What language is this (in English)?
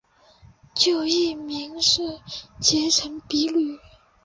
Chinese